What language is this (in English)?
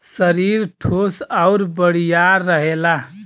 Bhojpuri